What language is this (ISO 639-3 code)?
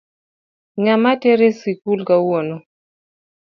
luo